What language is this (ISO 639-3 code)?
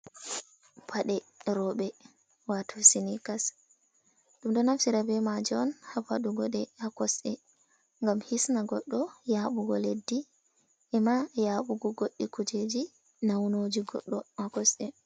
ful